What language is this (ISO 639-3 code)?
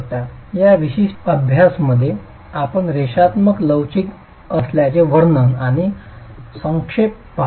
mar